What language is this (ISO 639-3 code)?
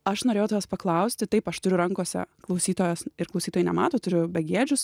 lit